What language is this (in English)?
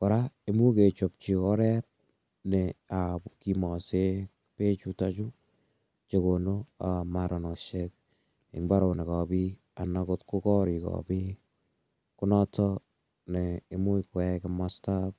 Kalenjin